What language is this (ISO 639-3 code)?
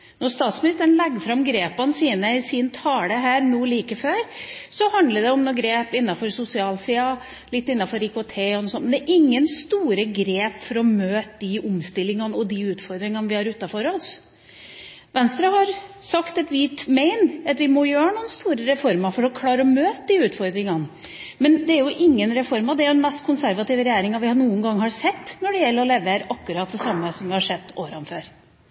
nob